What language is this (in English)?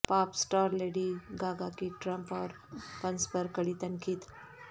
Urdu